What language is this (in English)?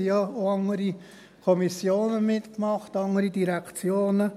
Swiss German